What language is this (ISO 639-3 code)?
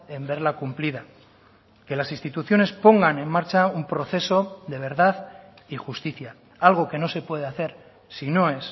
spa